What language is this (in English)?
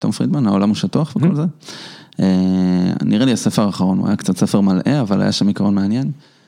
Hebrew